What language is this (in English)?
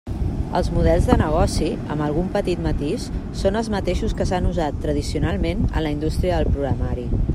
Catalan